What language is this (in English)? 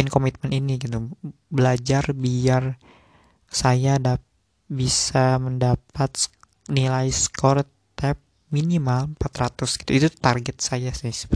Indonesian